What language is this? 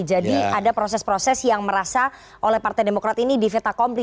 Indonesian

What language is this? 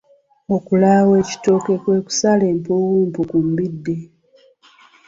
Ganda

